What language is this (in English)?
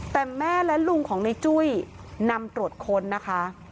Thai